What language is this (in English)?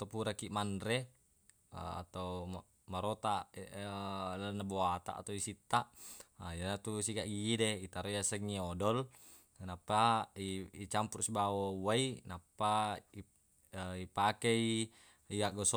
Buginese